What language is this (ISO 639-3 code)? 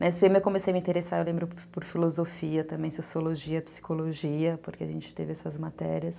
por